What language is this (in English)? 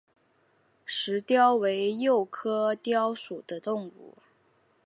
Chinese